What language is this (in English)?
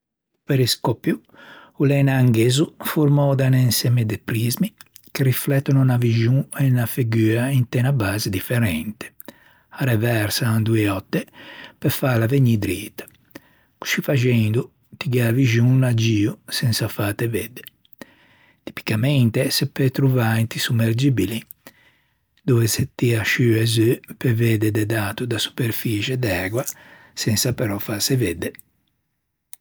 Ligurian